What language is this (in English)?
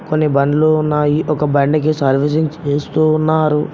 Telugu